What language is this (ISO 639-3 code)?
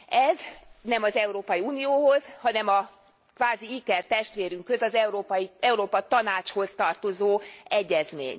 hun